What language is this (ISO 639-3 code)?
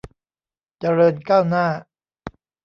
tha